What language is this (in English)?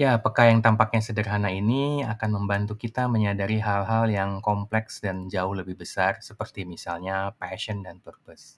Indonesian